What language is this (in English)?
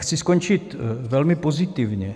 Czech